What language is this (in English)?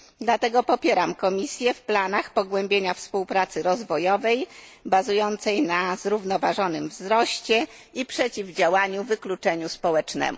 Polish